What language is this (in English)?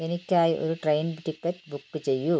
Malayalam